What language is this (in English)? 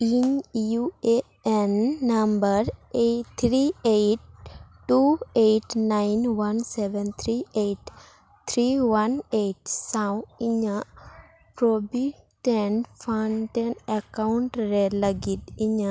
Santali